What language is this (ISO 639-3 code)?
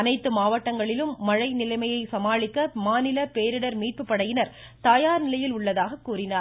tam